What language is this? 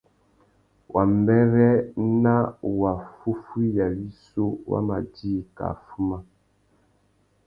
Tuki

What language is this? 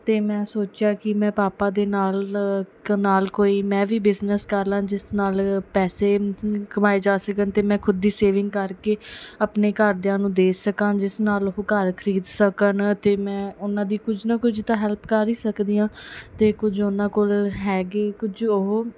Punjabi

